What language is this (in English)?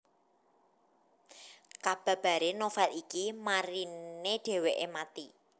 Javanese